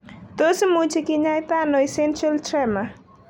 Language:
Kalenjin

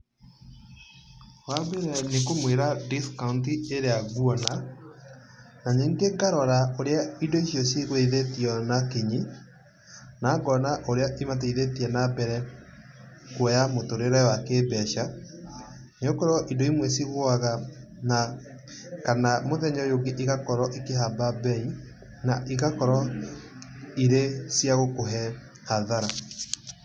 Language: Kikuyu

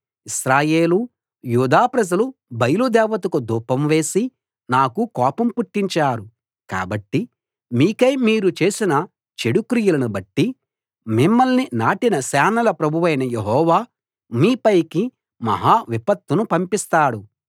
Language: Telugu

